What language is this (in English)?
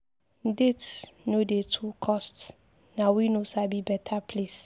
Nigerian Pidgin